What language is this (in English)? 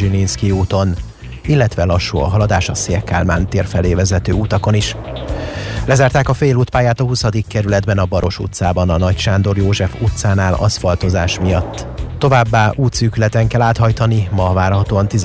Hungarian